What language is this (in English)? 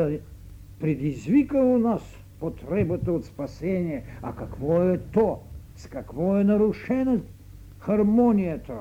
Bulgarian